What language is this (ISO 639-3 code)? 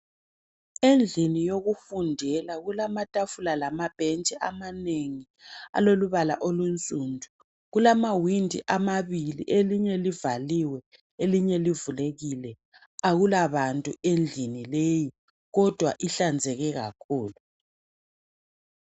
nde